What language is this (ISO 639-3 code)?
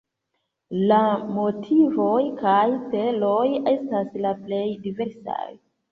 epo